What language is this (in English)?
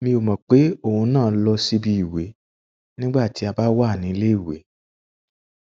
Yoruba